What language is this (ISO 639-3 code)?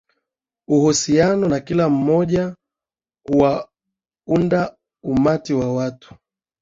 swa